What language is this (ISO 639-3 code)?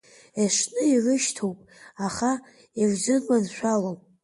abk